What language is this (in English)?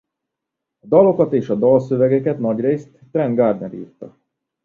Hungarian